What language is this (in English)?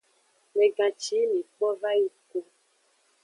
Aja (Benin)